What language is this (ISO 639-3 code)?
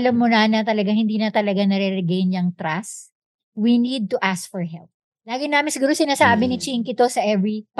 fil